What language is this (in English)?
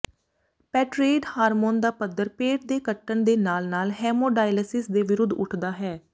Punjabi